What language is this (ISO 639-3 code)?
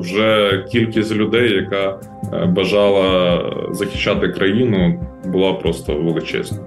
ukr